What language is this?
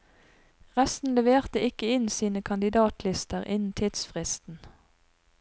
Norwegian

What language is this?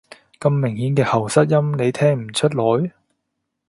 Cantonese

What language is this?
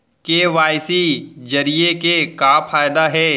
Chhattisgarhi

